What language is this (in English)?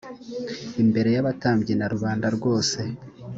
Kinyarwanda